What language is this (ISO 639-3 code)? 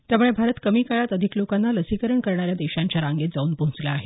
mar